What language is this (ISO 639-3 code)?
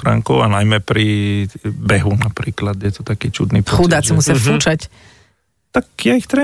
slk